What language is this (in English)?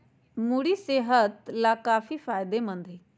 Magahi